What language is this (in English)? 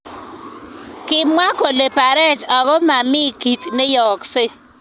Kalenjin